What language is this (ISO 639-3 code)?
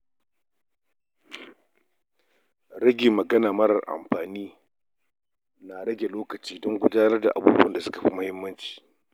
hau